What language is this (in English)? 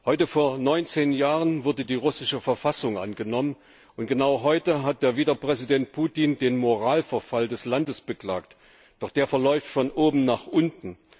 German